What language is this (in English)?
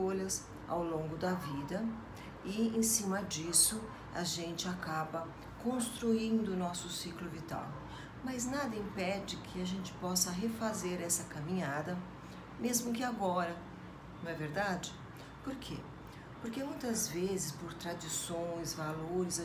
Portuguese